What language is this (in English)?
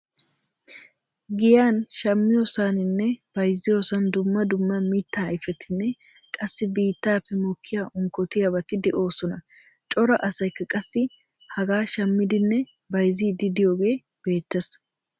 Wolaytta